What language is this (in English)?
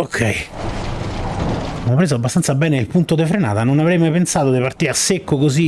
Italian